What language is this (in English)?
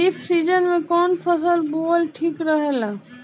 Bhojpuri